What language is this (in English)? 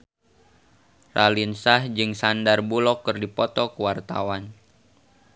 Sundanese